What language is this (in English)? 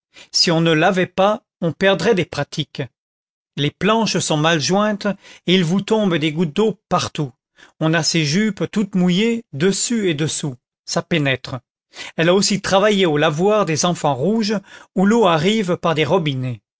French